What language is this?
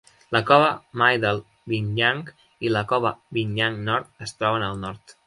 Catalan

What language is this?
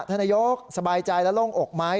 Thai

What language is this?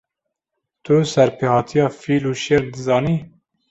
Kurdish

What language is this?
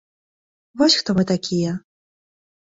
Belarusian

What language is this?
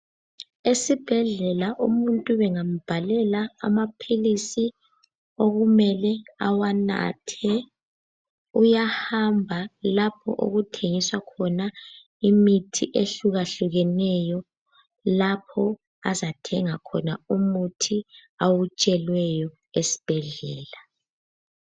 North Ndebele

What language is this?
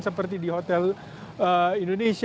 Indonesian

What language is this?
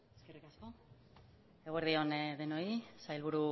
Basque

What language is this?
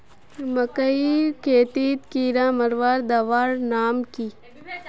Magahi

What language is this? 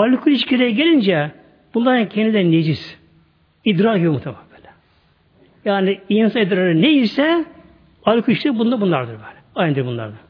Turkish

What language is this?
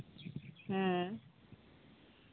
Santali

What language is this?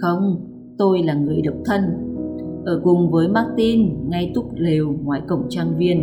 Vietnamese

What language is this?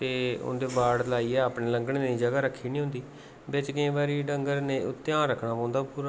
Dogri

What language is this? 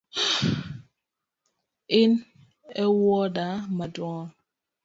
Luo (Kenya and Tanzania)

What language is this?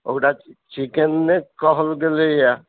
Maithili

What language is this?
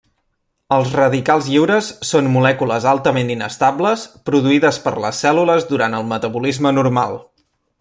Catalan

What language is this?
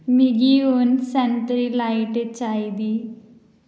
Dogri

